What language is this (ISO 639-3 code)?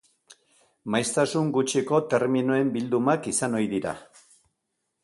eus